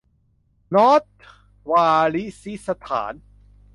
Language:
Thai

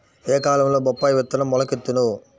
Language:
Telugu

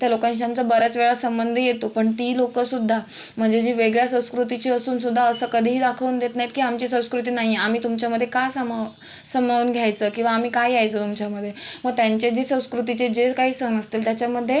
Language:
Marathi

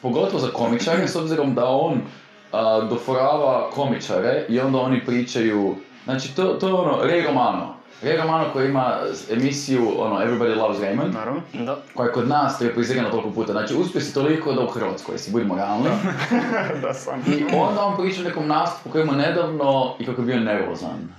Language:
Croatian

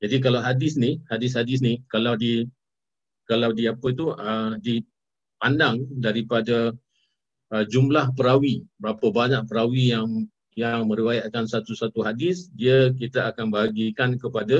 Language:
Malay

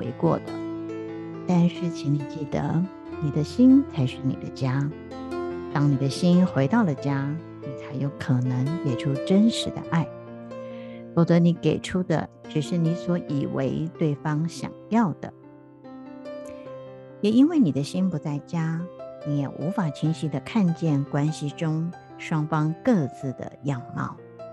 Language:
Chinese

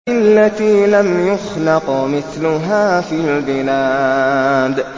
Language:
Arabic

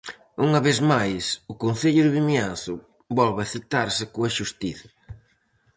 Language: Galician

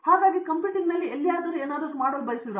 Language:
Kannada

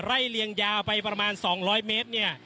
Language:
Thai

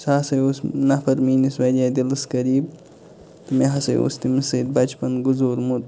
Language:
Kashmiri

